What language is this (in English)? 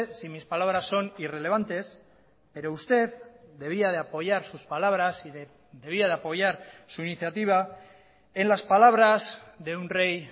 Spanish